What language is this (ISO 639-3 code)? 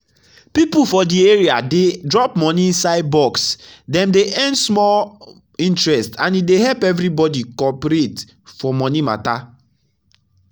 pcm